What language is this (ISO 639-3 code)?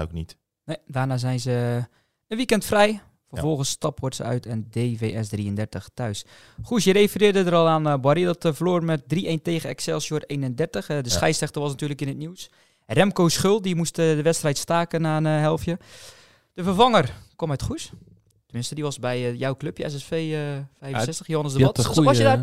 nld